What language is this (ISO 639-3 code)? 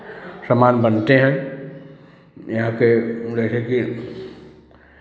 hin